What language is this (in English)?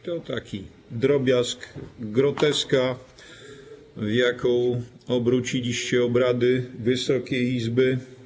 Polish